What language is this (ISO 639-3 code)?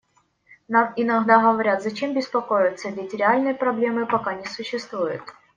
rus